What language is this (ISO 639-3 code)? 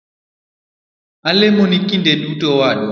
luo